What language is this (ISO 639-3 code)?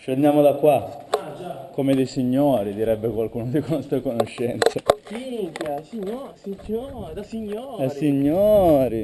ita